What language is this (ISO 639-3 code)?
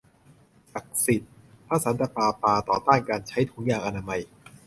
tha